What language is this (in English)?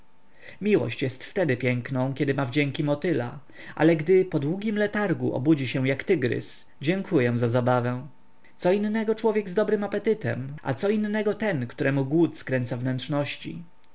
Polish